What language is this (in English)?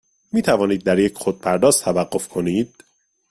Persian